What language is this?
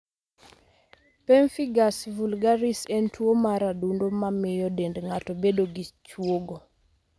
Luo (Kenya and Tanzania)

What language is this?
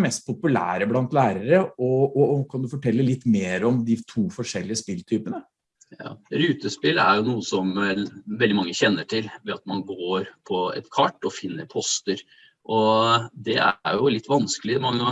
Norwegian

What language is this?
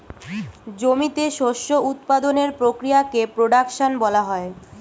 Bangla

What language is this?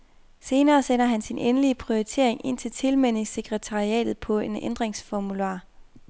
Danish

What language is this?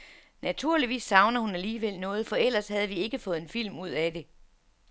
Danish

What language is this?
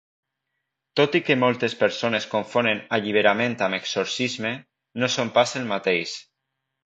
Catalan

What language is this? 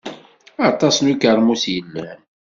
Kabyle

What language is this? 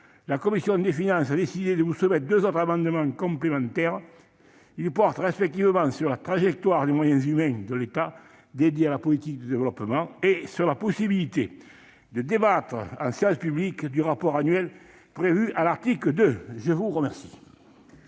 French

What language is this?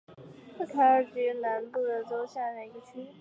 Chinese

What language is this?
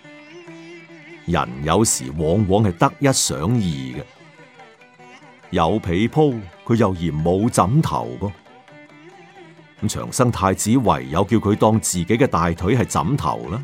Chinese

